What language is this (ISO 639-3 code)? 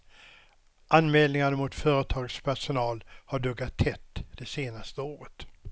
swe